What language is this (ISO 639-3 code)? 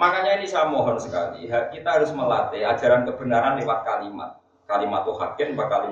ind